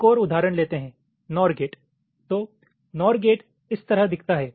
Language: Hindi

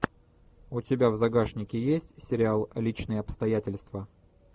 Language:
Russian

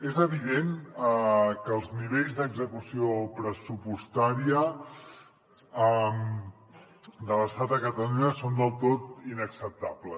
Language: Catalan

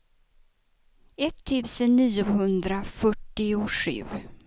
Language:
Swedish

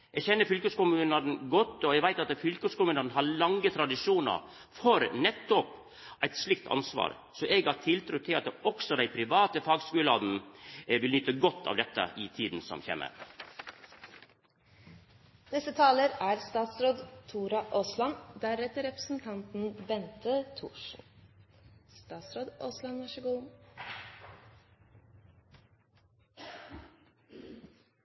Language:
Norwegian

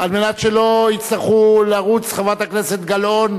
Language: Hebrew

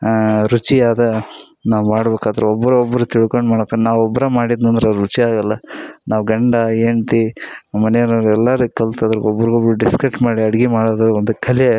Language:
Kannada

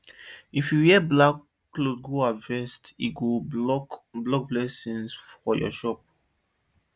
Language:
Nigerian Pidgin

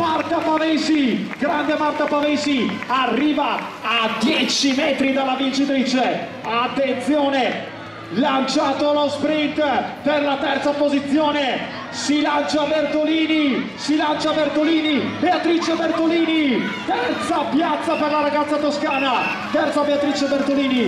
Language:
Italian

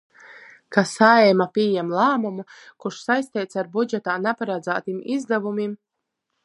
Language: Latgalian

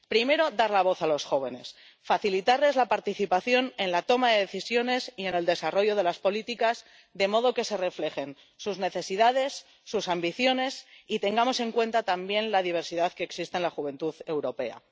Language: Spanish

